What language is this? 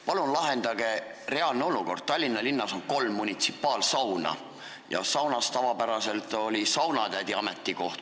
Estonian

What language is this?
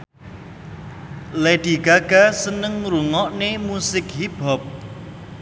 Javanese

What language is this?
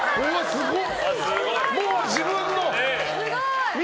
Japanese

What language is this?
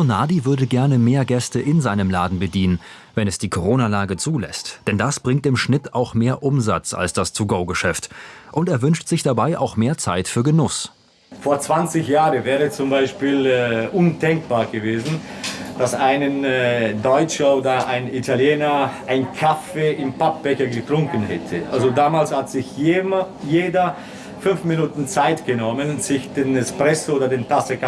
German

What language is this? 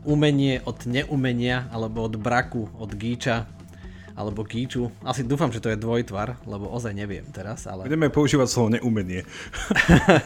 Slovak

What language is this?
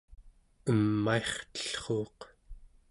Central Yupik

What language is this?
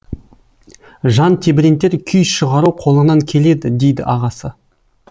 Kazakh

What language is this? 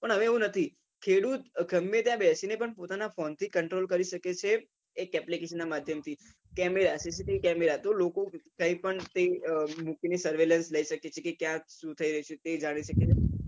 Gujarati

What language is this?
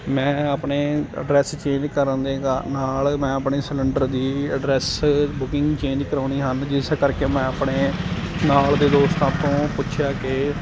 Punjabi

